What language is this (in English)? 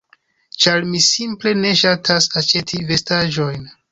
Esperanto